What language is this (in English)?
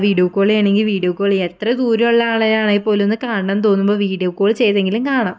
Malayalam